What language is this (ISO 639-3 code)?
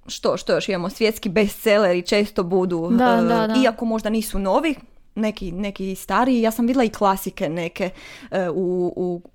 hrv